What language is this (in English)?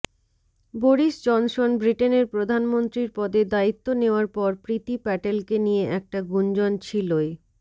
Bangla